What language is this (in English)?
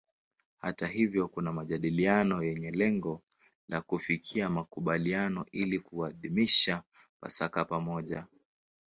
Swahili